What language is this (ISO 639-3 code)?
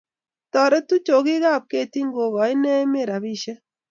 kln